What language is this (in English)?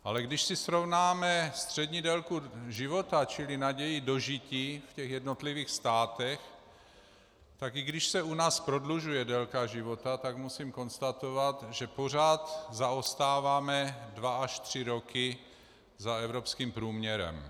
Czech